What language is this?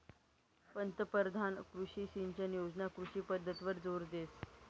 Marathi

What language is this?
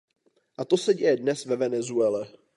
Czech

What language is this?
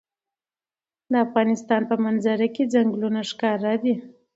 Pashto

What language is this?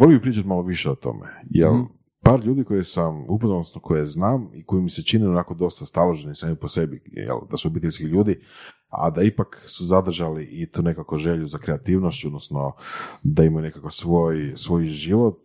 Croatian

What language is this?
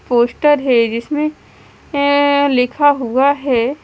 Hindi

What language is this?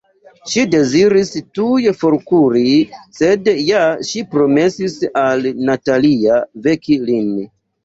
Esperanto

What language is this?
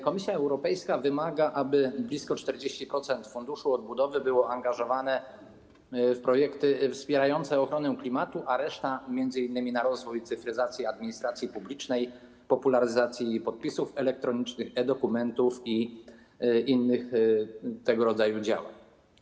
Polish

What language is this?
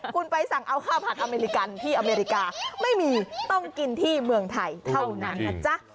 Thai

